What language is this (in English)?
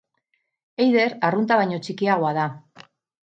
Basque